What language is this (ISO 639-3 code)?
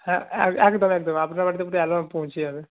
ben